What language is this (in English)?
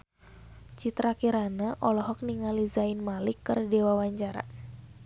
Sundanese